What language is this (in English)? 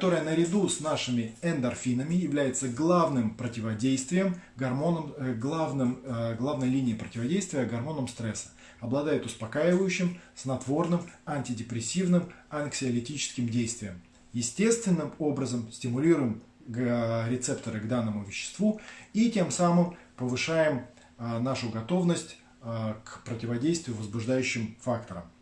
Russian